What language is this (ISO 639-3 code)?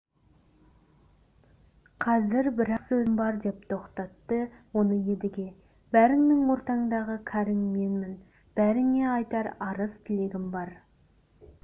kaz